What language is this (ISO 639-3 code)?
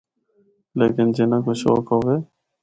hno